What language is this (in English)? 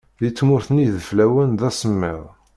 Kabyle